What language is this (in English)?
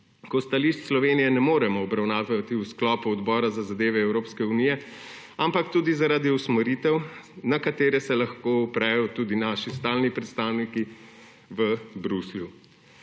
Slovenian